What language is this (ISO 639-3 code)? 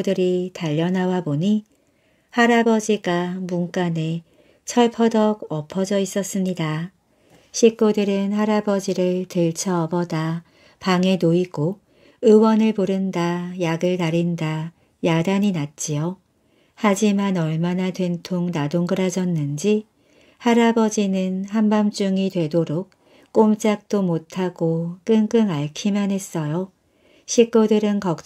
kor